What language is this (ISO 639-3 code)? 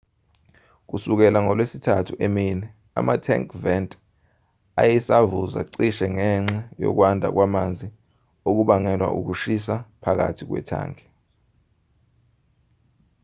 zul